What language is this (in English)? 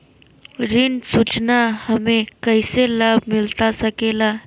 Magahi